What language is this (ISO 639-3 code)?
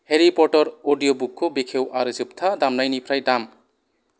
brx